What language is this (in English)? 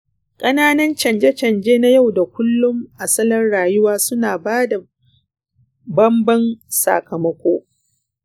Hausa